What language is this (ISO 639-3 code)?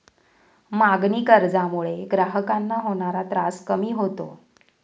mar